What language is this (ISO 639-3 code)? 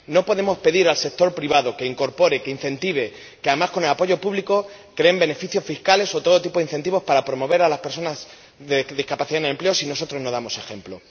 spa